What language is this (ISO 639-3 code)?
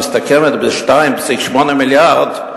heb